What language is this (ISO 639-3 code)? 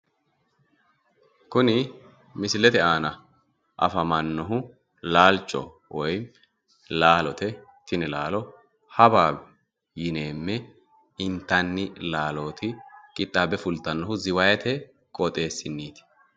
sid